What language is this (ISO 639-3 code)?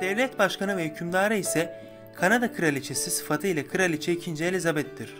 tur